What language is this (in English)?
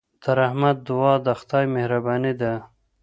Pashto